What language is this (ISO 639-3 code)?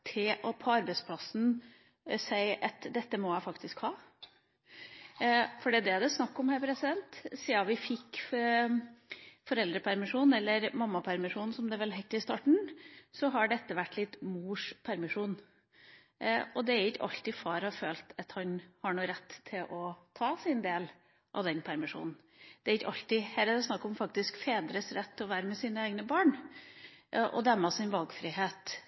nob